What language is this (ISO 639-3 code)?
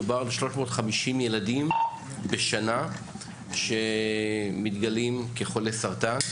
heb